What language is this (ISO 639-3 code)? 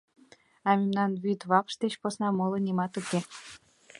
chm